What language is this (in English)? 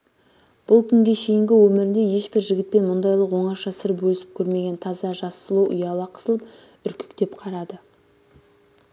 Kazakh